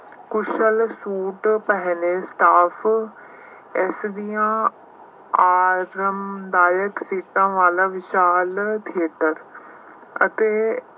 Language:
Punjabi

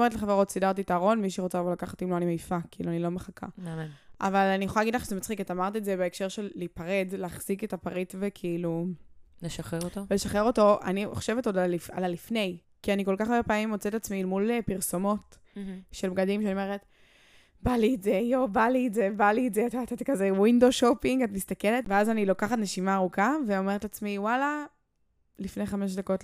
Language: Hebrew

